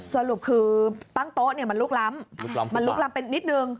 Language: Thai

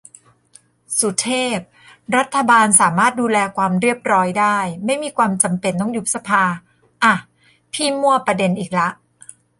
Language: Thai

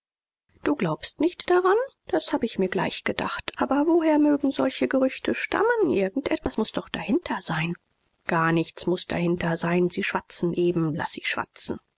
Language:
German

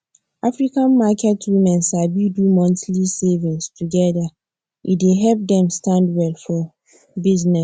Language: Nigerian Pidgin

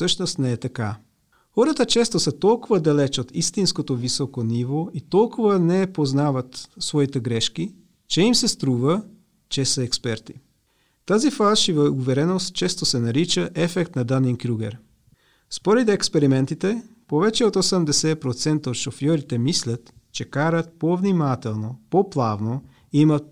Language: Bulgarian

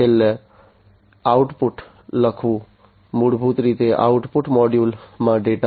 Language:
Gujarati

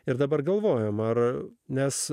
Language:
Lithuanian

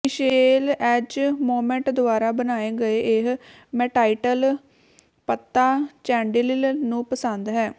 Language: Punjabi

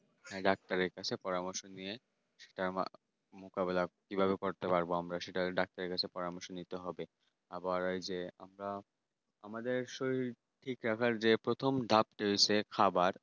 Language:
Bangla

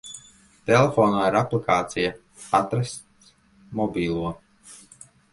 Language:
Latvian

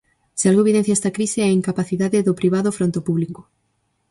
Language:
Galician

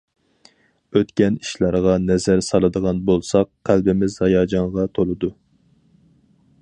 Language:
Uyghur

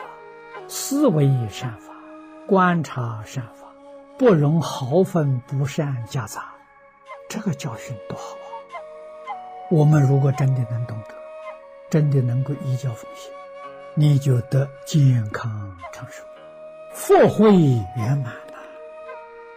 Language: Chinese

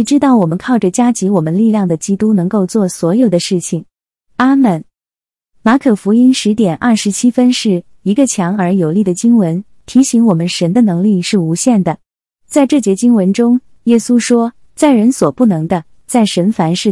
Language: Chinese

